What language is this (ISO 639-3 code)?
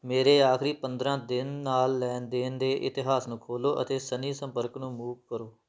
pan